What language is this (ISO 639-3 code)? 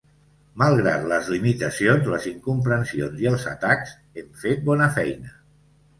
cat